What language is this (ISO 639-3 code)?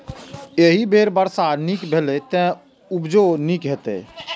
mai